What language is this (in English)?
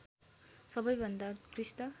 Nepali